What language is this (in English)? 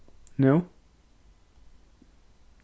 Faroese